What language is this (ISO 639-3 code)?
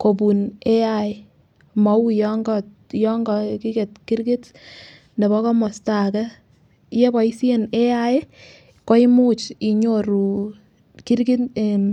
kln